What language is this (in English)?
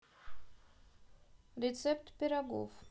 Russian